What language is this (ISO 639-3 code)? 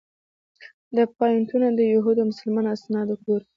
pus